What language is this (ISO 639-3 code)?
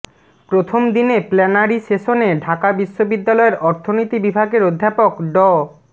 ben